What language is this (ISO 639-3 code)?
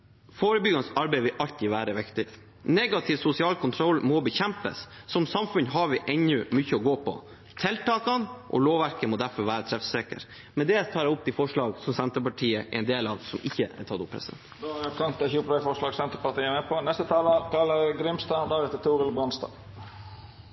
nor